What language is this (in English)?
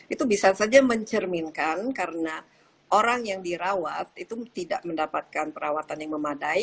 Indonesian